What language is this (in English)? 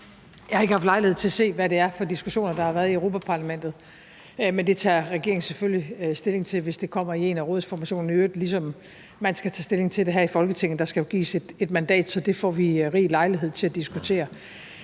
Danish